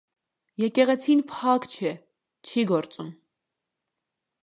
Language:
Armenian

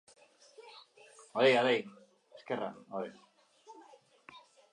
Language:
Basque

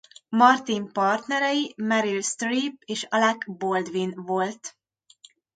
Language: Hungarian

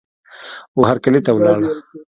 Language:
Pashto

